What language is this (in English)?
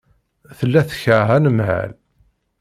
Kabyle